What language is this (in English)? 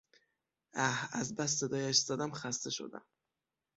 Persian